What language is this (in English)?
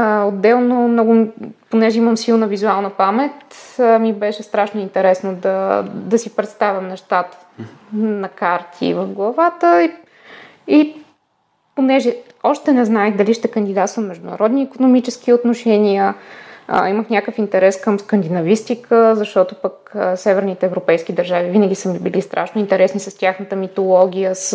Bulgarian